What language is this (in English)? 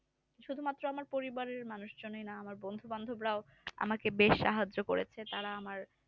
Bangla